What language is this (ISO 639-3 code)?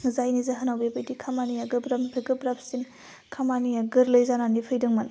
brx